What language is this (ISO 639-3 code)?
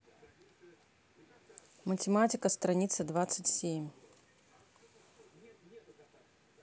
rus